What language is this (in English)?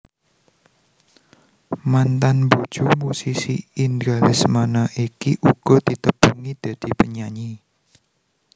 Javanese